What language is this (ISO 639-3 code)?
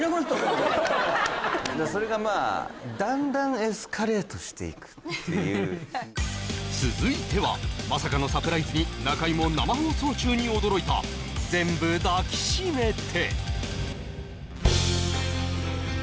jpn